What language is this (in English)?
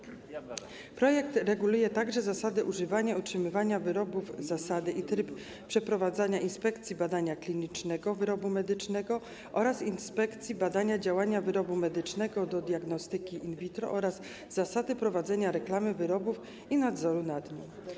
Polish